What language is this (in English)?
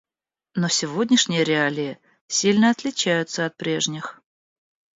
Russian